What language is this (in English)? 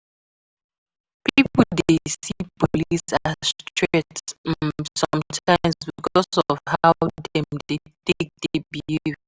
Nigerian Pidgin